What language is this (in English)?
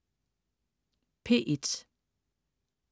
Danish